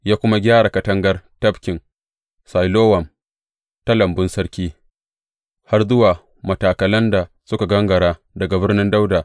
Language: Hausa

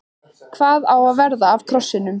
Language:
Icelandic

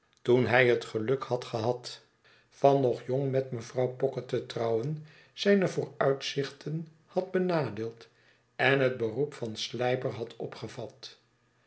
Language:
Dutch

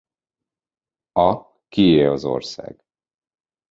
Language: Hungarian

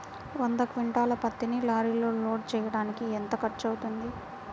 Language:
Telugu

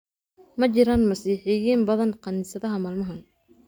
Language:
Somali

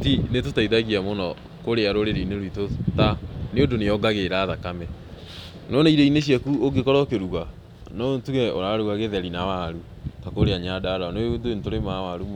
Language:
Kikuyu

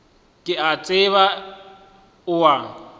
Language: Northern Sotho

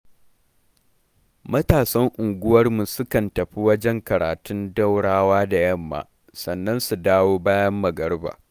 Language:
Hausa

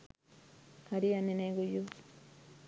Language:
Sinhala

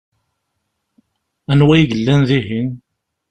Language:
Kabyle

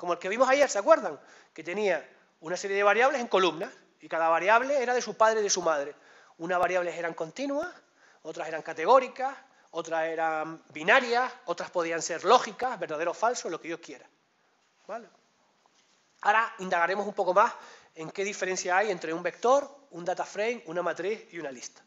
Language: Spanish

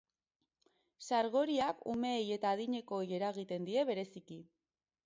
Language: Basque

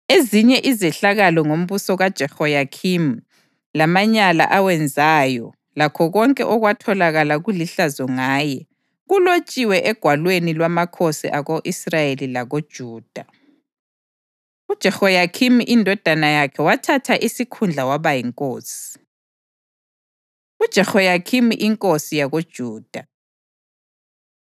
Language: North Ndebele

